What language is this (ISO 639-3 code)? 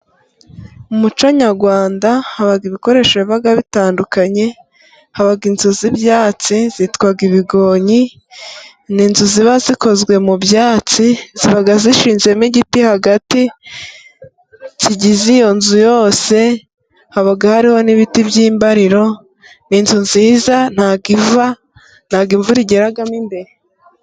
kin